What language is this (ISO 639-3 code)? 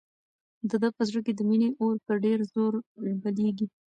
pus